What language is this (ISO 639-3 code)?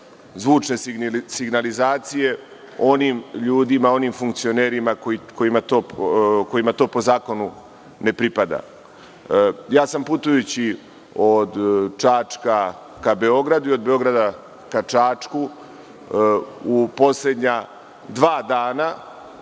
srp